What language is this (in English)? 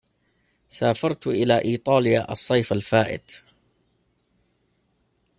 Arabic